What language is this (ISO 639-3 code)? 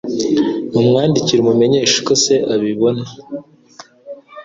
kin